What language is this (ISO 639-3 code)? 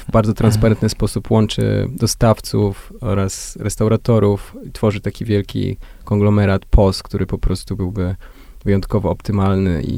pol